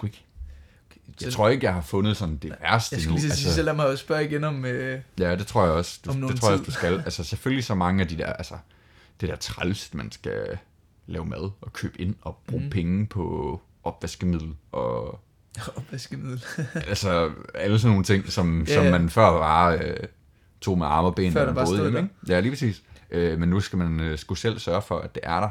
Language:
Danish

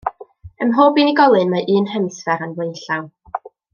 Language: Welsh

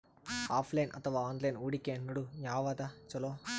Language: Kannada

